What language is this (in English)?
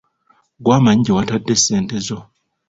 Ganda